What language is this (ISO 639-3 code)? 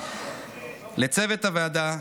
heb